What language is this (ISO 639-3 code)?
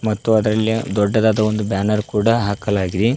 kan